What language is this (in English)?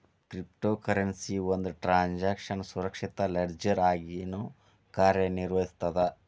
Kannada